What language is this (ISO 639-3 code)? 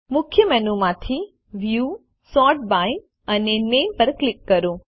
guj